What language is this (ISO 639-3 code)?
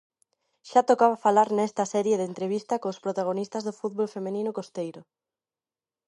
glg